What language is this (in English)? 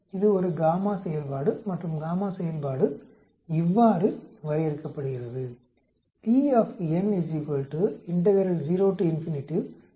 Tamil